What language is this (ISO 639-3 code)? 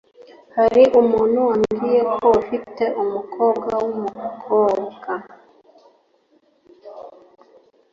kin